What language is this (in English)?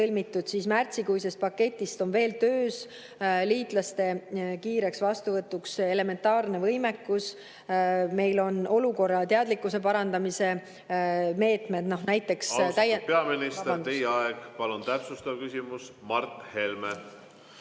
Estonian